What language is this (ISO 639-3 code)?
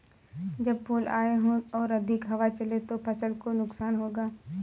hin